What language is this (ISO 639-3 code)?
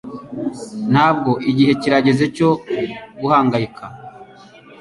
kin